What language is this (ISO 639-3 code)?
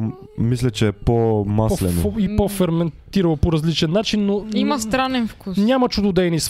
bul